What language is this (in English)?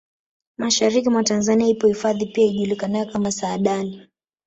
Swahili